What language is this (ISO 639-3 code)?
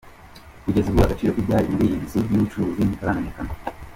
kin